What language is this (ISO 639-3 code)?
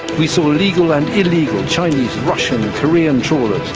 eng